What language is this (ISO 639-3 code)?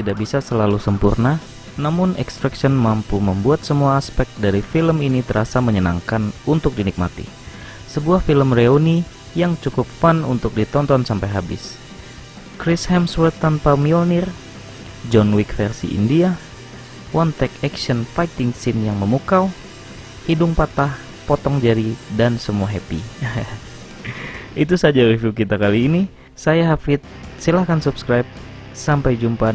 ind